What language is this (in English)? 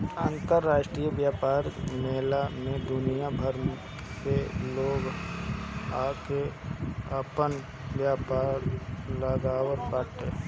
Bhojpuri